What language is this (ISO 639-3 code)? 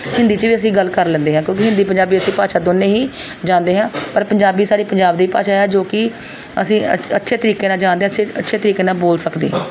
pan